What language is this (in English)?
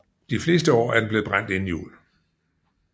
Danish